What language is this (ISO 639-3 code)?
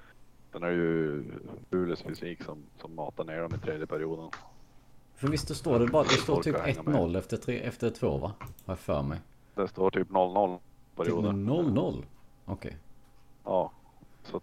swe